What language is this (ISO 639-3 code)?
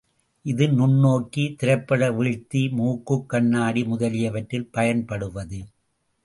tam